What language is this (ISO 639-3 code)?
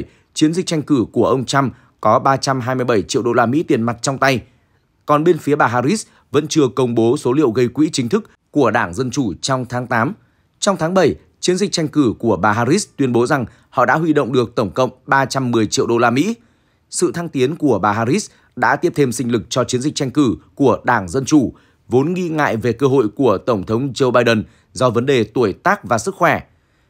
vie